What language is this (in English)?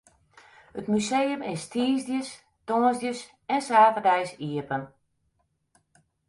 Western Frisian